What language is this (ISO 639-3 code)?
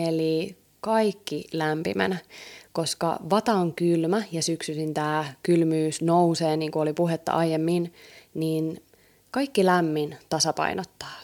fin